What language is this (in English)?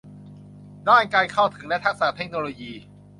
Thai